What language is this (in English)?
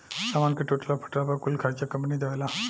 Bhojpuri